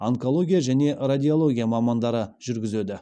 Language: Kazakh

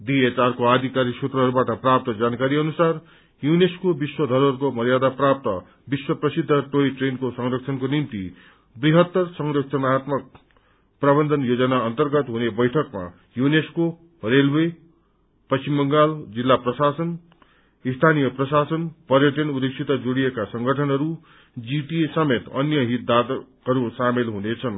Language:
Nepali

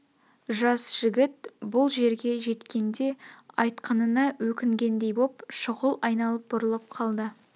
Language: Kazakh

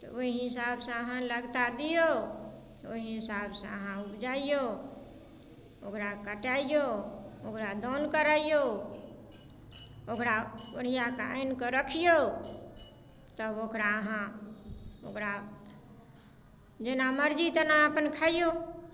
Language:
Maithili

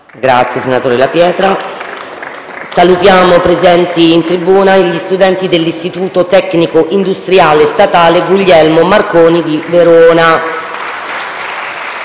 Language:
Italian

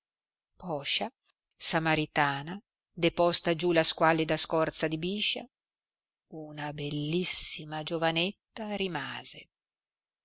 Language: Italian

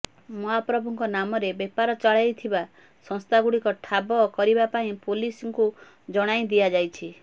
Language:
Odia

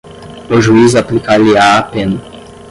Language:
Portuguese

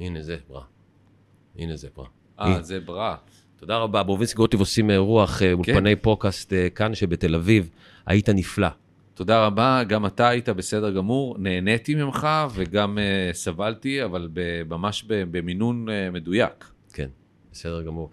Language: Hebrew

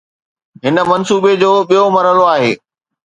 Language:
Sindhi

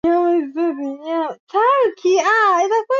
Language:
Swahili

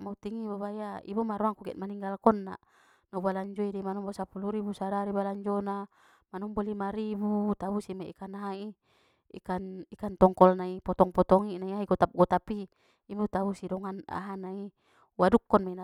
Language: Batak Mandailing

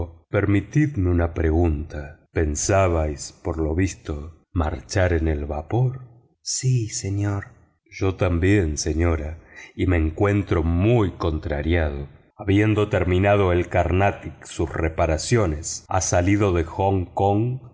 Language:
Spanish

